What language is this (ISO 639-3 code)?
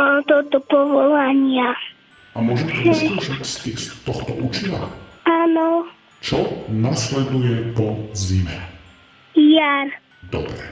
slk